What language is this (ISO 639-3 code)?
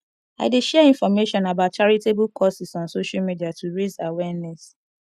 pcm